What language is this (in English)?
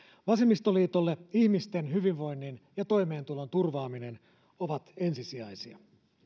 Finnish